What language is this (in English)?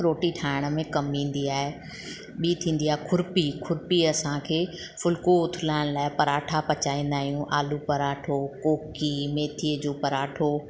Sindhi